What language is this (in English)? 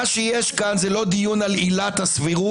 Hebrew